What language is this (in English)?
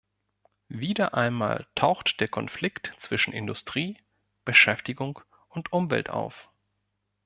German